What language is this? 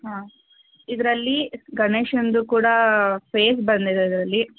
Kannada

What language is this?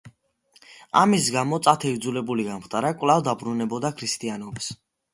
Georgian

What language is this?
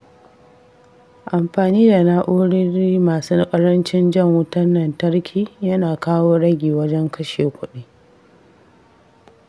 Hausa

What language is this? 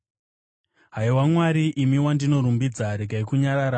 Shona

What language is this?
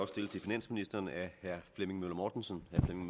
Danish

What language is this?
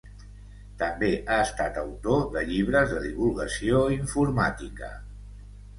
Catalan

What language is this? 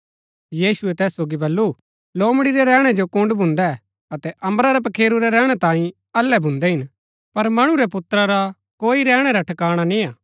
Gaddi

